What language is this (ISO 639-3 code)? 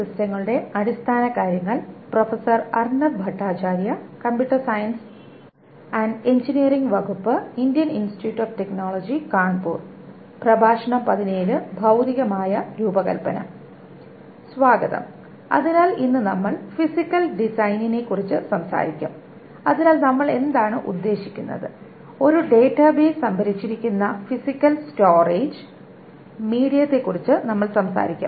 mal